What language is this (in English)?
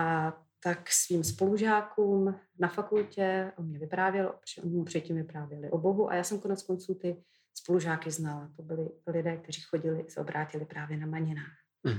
Czech